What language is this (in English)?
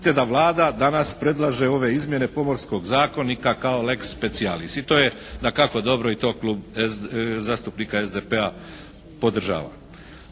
Croatian